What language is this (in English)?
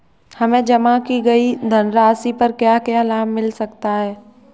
Hindi